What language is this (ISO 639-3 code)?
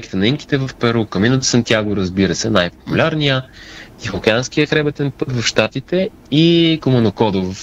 bul